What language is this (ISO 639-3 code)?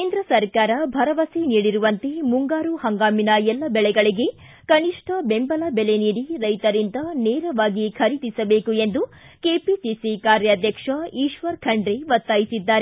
kan